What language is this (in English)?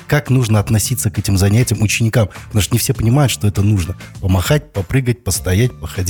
Russian